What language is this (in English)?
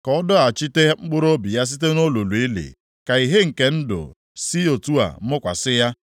Igbo